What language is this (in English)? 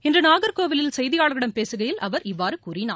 Tamil